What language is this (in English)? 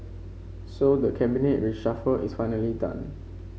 English